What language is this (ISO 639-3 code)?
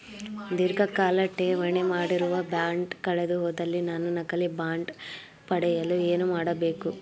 kan